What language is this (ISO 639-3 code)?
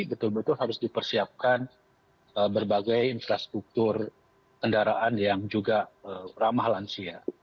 ind